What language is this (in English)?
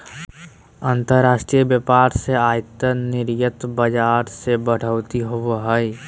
Magahi